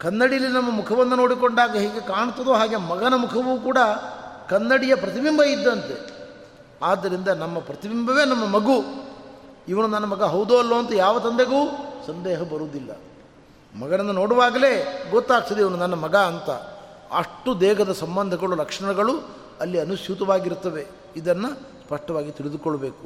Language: Kannada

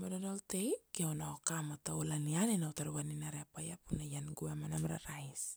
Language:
Kuanua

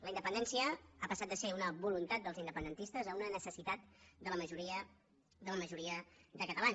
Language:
Catalan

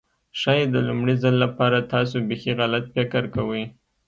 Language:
Pashto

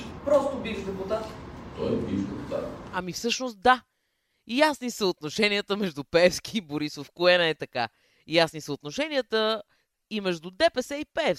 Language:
Bulgarian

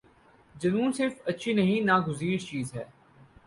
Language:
Urdu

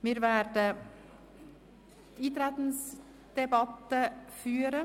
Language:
Swiss German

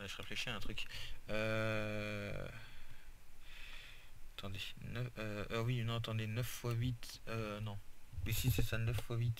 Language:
French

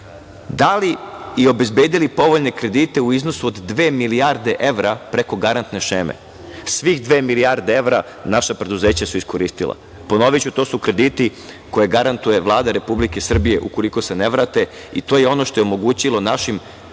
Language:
Serbian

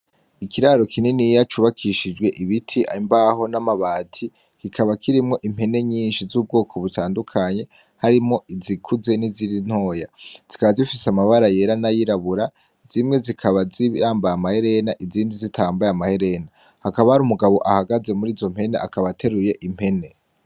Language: Rundi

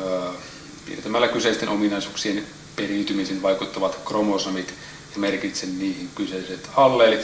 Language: Finnish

